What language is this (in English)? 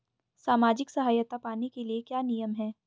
Hindi